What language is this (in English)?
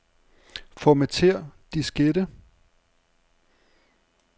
Danish